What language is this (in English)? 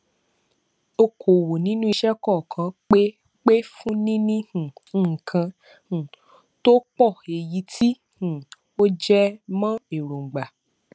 Yoruba